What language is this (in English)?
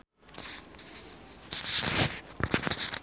Sundanese